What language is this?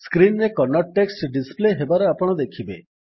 Odia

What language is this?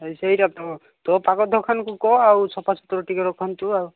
Odia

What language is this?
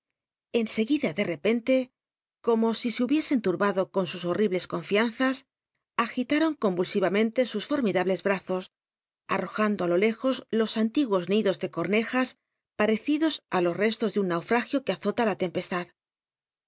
Spanish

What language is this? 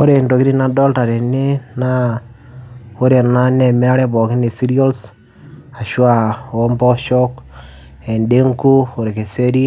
Masai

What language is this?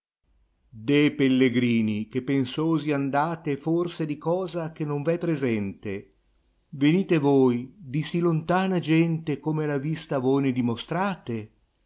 Italian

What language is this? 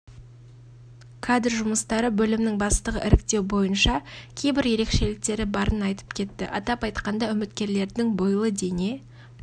Kazakh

